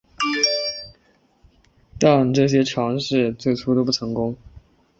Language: Chinese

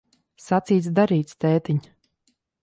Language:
Latvian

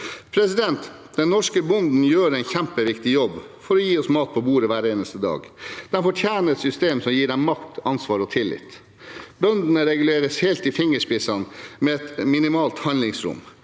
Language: Norwegian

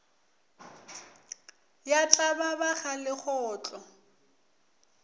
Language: Northern Sotho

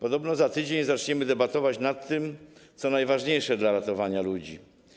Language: Polish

